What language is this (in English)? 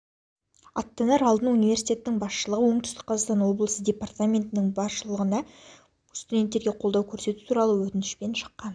Kazakh